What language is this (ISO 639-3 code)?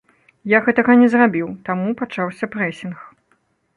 bel